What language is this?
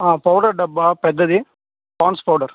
Telugu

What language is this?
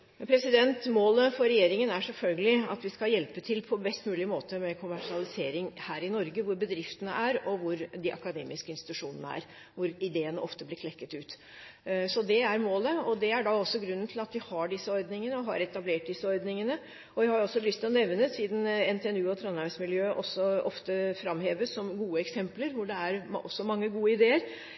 Norwegian Bokmål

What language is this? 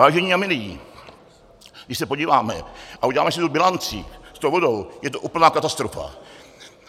Czech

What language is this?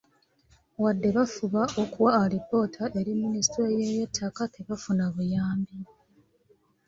Ganda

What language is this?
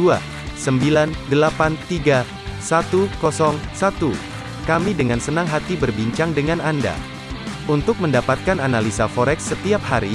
Indonesian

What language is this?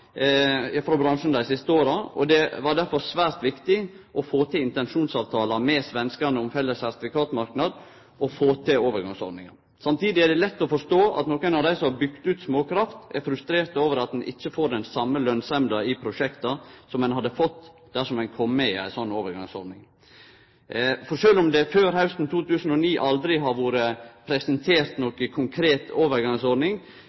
Norwegian Nynorsk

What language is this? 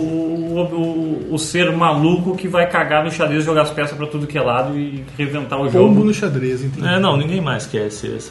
Portuguese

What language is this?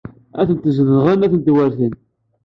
Kabyle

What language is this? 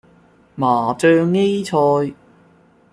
Cantonese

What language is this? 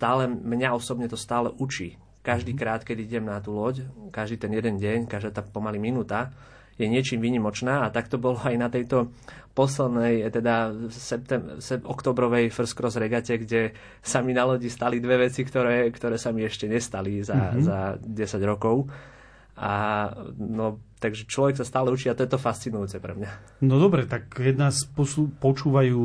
Slovak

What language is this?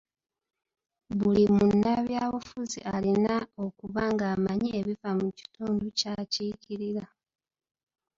Ganda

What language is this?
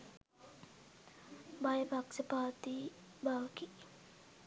Sinhala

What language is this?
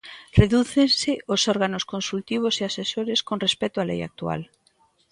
Galician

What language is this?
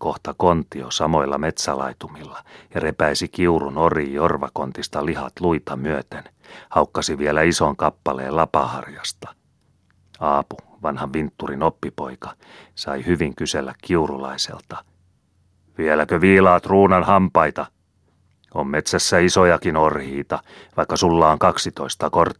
Finnish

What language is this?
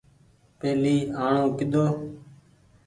Goaria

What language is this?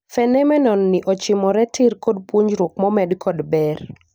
Luo (Kenya and Tanzania)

